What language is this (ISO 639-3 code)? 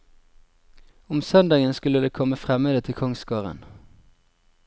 nor